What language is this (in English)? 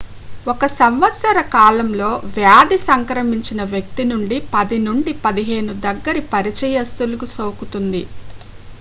Telugu